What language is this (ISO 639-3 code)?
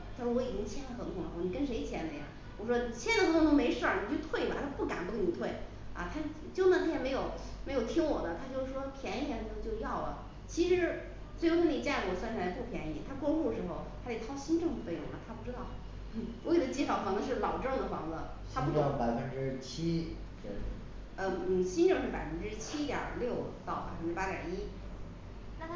zho